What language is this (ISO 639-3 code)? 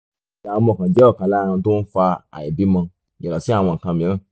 yor